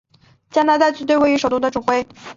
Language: Chinese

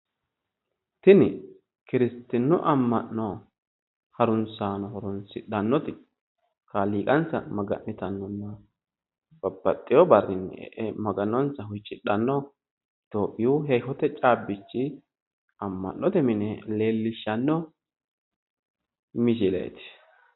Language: Sidamo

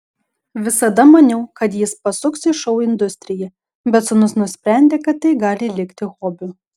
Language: Lithuanian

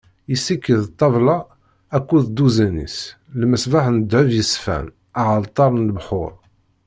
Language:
Kabyle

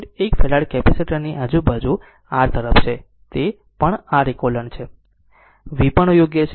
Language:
Gujarati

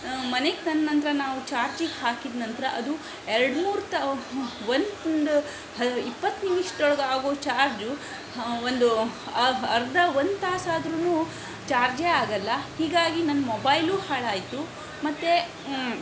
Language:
Kannada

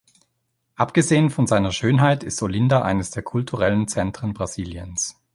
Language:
German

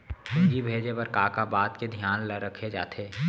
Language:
Chhattisgarhi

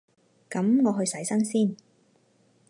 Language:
Cantonese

